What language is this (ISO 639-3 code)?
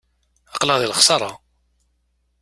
kab